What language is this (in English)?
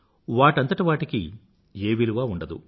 Telugu